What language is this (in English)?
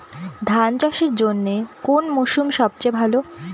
Bangla